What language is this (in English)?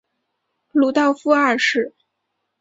Chinese